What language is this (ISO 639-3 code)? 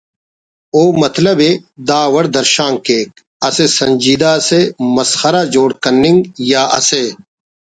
brh